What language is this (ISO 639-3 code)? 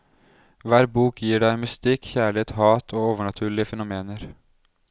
nor